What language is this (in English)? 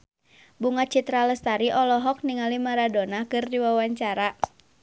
Sundanese